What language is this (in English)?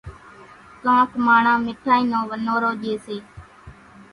Kachi Koli